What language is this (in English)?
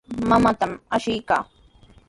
Sihuas Ancash Quechua